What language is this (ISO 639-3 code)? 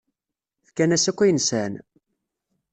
kab